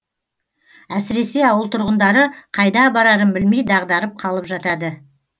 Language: Kazakh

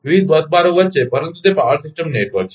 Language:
Gujarati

